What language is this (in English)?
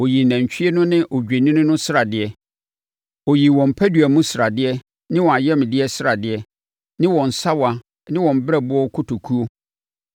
Akan